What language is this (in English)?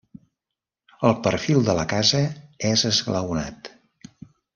Catalan